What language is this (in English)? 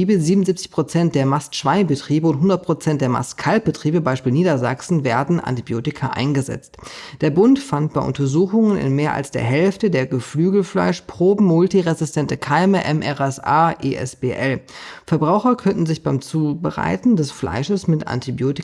German